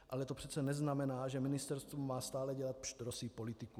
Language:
Czech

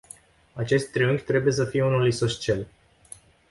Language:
Romanian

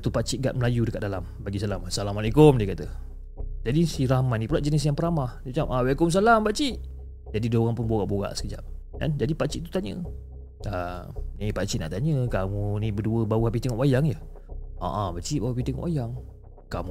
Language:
Malay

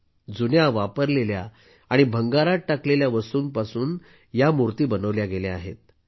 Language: Marathi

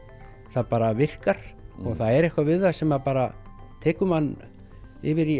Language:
Icelandic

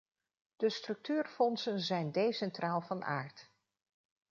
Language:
Dutch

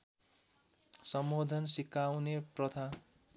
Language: Nepali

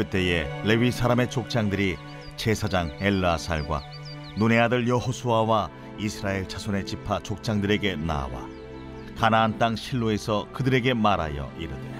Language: Korean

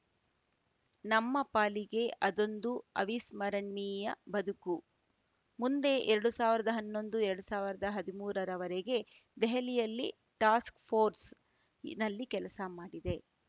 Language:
Kannada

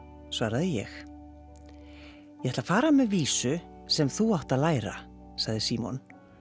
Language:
Icelandic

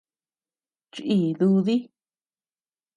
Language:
Tepeuxila Cuicatec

